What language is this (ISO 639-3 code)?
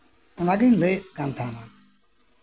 sat